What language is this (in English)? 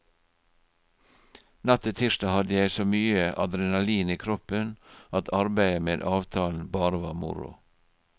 Norwegian